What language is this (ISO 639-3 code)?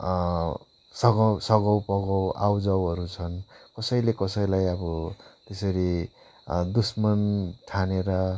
nep